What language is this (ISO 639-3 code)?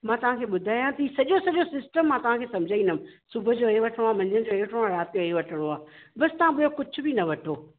snd